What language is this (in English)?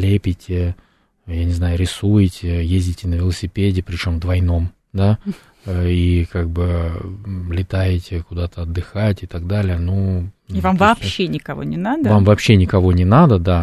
Russian